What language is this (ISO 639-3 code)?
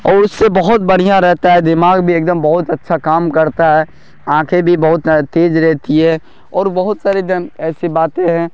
urd